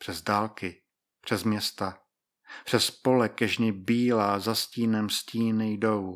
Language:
Czech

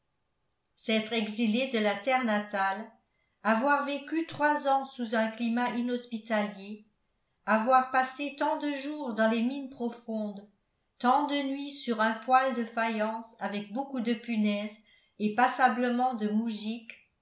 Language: French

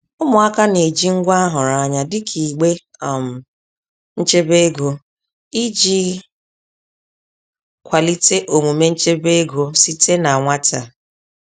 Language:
Igbo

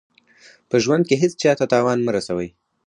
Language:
Pashto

